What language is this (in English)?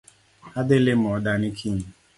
Luo (Kenya and Tanzania)